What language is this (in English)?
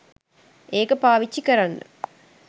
Sinhala